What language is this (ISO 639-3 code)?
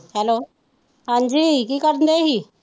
pan